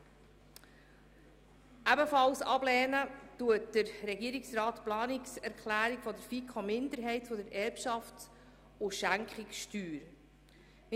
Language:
Swiss German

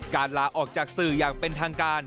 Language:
Thai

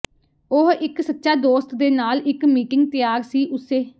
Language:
Punjabi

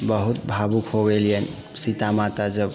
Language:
Maithili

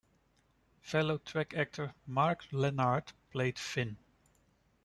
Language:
English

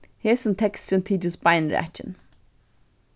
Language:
Faroese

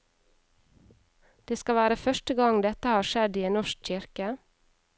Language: Norwegian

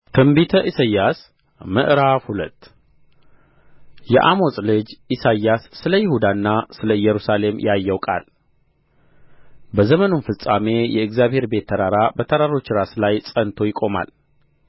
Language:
Amharic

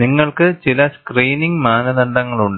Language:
Malayalam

